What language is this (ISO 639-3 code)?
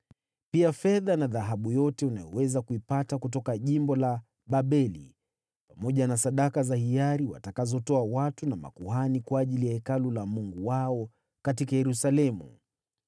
swa